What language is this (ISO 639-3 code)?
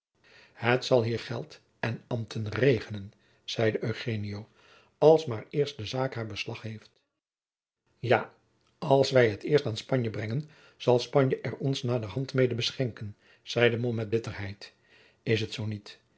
nld